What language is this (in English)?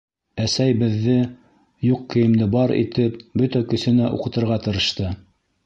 Bashkir